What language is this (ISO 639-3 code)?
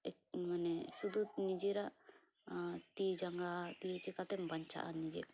sat